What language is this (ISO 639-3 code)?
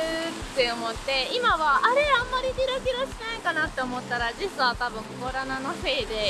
jpn